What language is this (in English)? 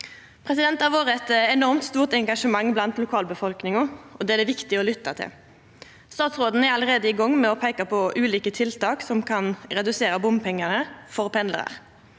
Norwegian